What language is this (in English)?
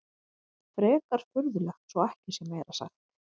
Icelandic